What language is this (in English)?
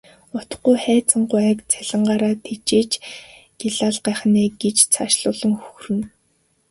Mongolian